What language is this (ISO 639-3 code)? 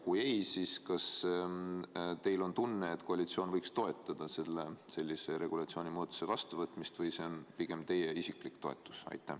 est